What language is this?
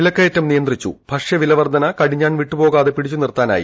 Malayalam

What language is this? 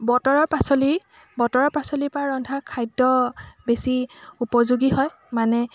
Assamese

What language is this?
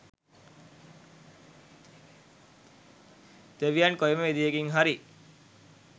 Sinhala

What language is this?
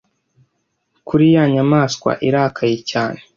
Kinyarwanda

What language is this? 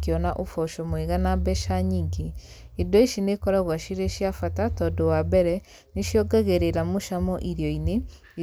Kikuyu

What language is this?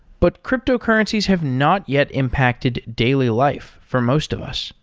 English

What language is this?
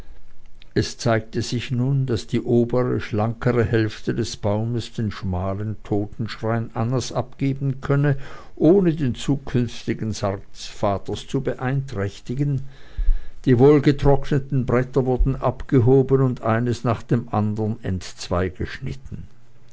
German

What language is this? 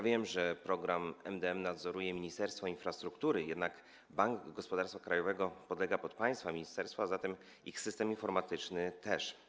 Polish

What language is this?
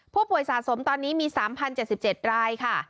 Thai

